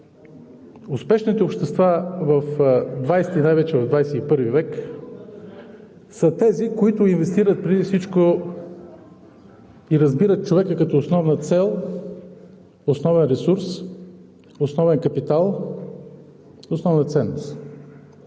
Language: Bulgarian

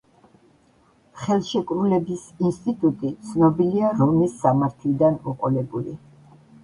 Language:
Georgian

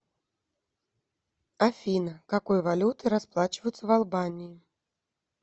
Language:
Russian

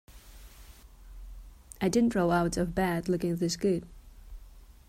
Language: English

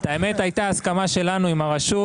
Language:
Hebrew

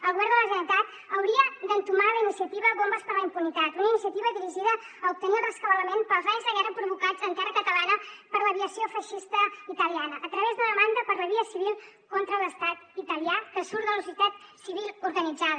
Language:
Catalan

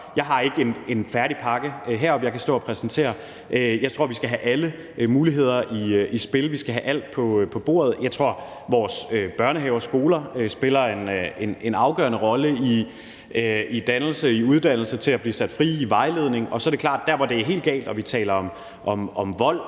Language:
Danish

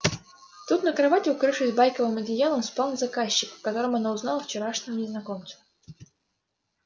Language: Russian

